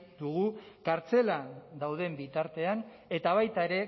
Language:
Basque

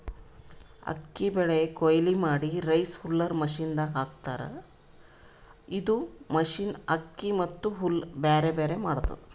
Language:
Kannada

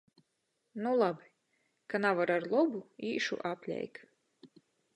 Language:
Latgalian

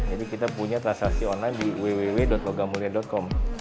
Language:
Indonesian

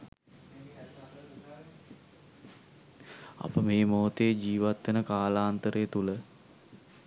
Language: Sinhala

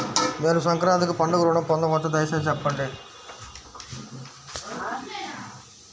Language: Telugu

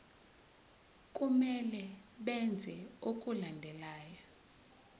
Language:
Zulu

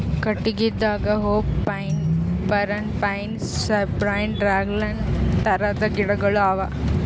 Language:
Kannada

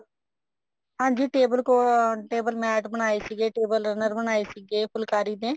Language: Punjabi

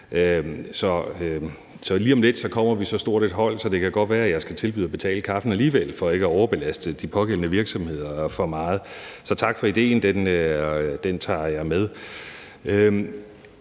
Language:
Danish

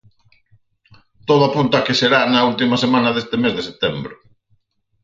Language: Galician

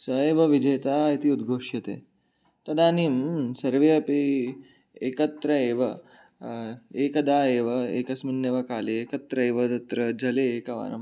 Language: Sanskrit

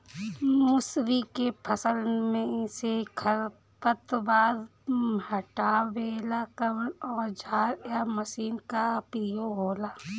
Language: Bhojpuri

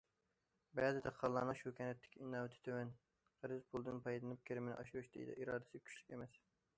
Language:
Uyghur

